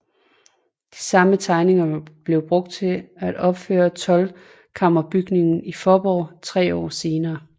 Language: Danish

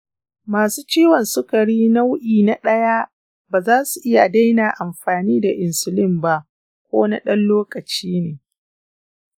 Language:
Hausa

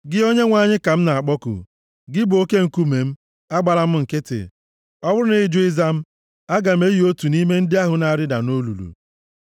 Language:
Igbo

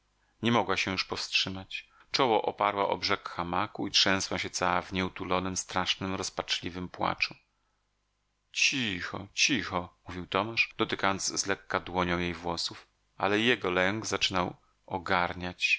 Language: Polish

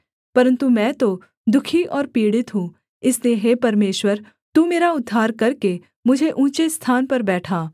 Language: Hindi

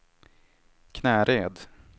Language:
Swedish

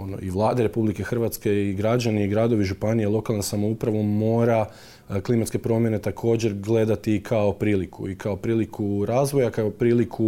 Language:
Croatian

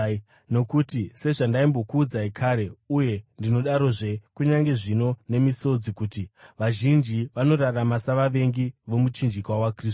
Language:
Shona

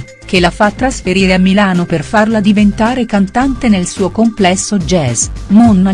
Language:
Italian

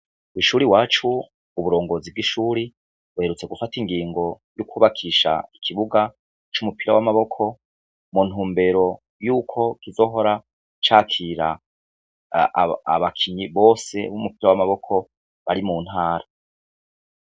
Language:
Rundi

